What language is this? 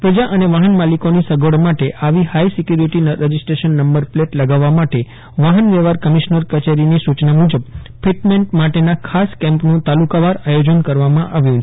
Gujarati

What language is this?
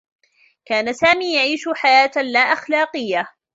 Arabic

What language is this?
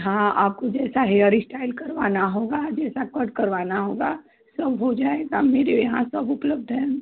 Hindi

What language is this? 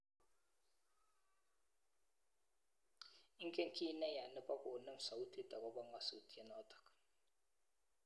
Kalenjin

